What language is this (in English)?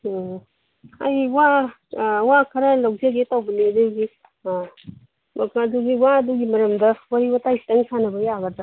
Manipuri